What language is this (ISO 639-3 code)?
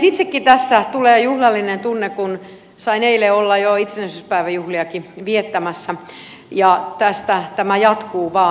fin